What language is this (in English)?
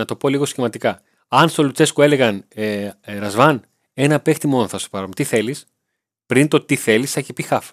Greek